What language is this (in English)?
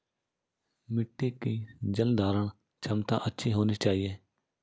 Hindi